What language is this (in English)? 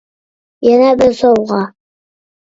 Uyghur